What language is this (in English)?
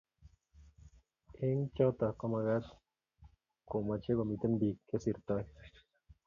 Kalenjin